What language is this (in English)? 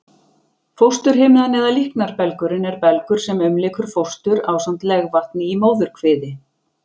Icelandic